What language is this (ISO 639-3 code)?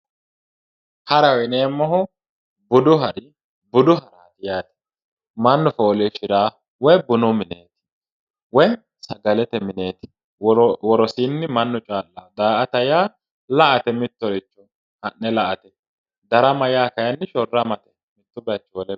sid